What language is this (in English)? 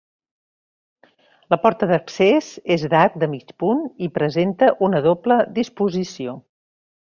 Catalan